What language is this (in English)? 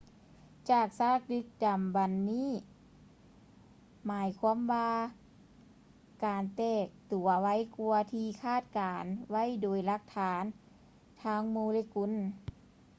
Lao